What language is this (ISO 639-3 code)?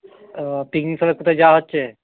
ben